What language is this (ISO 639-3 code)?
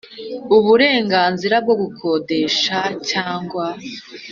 kin